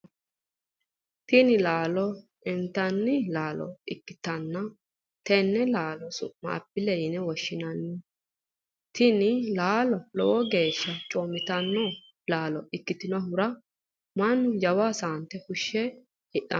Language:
Sidamo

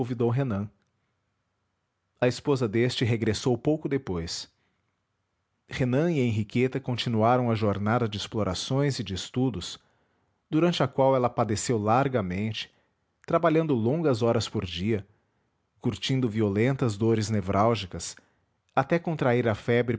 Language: Portuguese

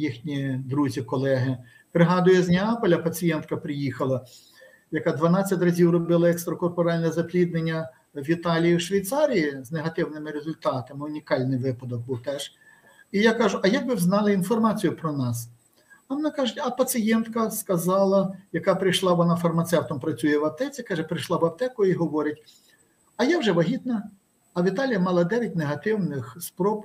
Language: Ukrainian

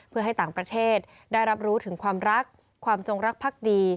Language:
Thai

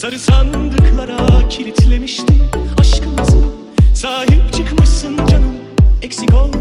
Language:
Turkish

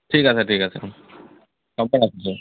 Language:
Assamese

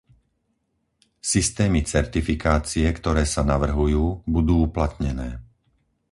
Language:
Slovak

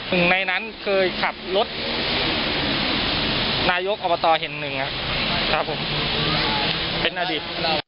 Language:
Thai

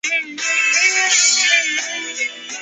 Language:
Chinese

